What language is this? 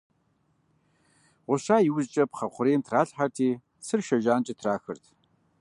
Kabardian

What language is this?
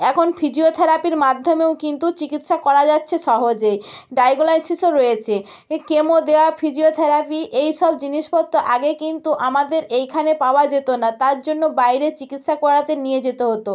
Bangla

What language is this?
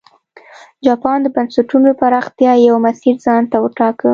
Pashto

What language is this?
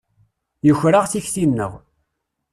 Kabyle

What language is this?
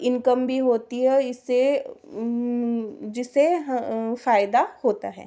Hindi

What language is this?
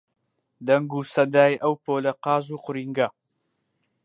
Central Kurdish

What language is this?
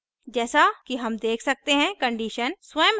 Hindi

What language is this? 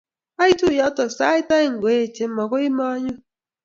Kalenjin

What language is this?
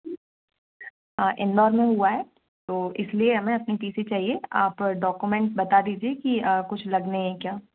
Hindi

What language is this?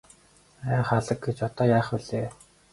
Mongolian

